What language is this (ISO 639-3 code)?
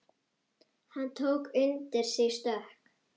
isl